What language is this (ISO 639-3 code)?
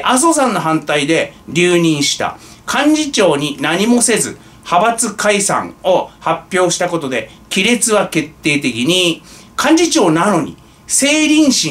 jpn